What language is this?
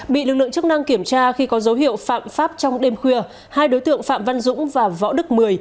Vietnamese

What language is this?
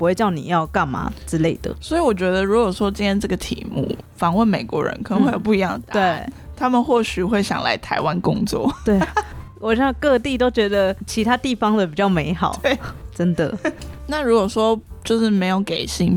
Chinese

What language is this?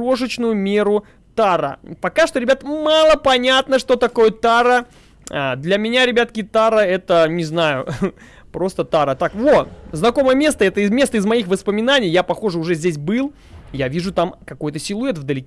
Russian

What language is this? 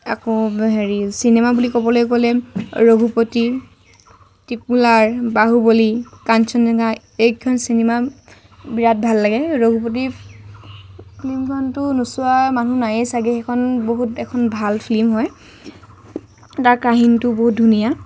Assamese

